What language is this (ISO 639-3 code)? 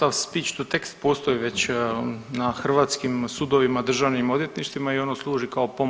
hrv